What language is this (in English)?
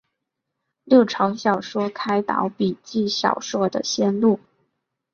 Chinese